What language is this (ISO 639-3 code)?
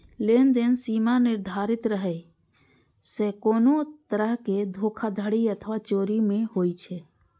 mai